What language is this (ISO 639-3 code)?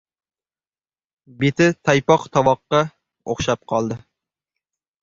uzb